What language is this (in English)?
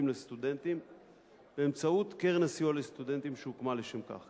Hebrew